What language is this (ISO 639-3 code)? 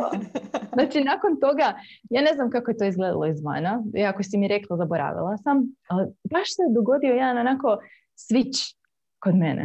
hrv